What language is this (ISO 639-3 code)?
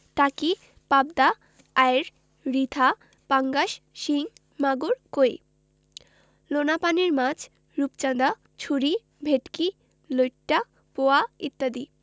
ben